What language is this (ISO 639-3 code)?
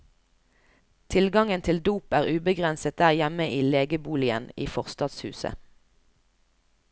nor